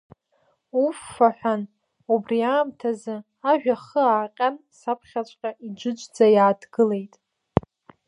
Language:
Abkhazian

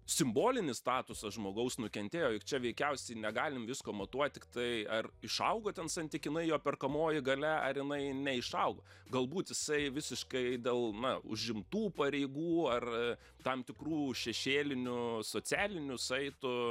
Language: Lithuanian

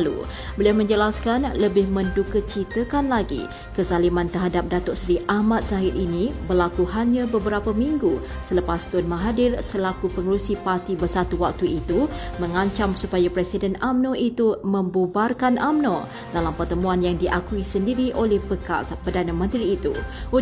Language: Malay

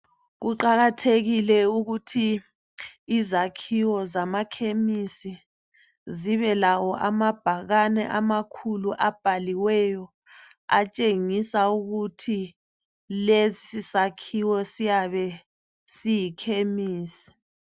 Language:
North Ndebele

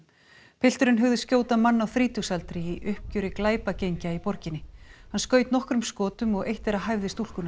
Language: Icelandic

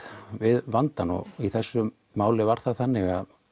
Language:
Icelandic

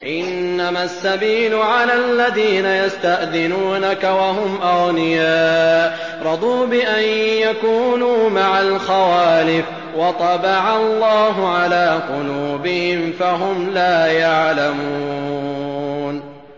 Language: Arabic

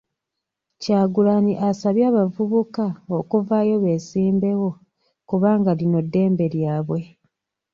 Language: Ganda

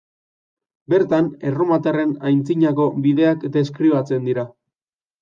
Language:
Basque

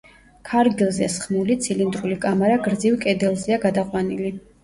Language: Georgian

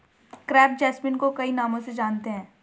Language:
Hindi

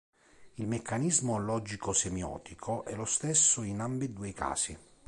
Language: Italian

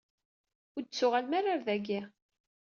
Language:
Kabyle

